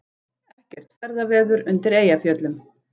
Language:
Icelandic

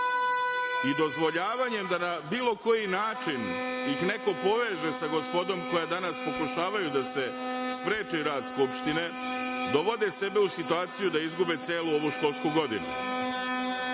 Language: Serbian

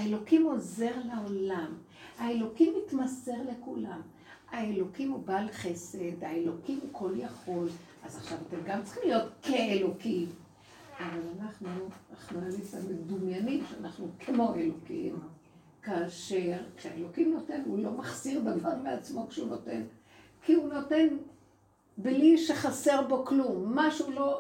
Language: Hebrew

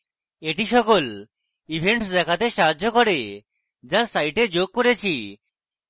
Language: Bangla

